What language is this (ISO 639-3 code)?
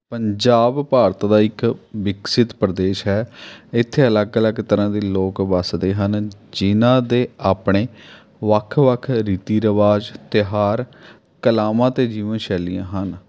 pan